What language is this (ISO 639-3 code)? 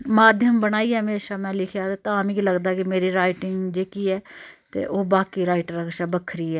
doi